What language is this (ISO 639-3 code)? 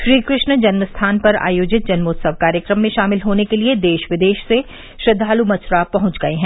hin